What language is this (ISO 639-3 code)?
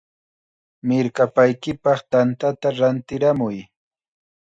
qxa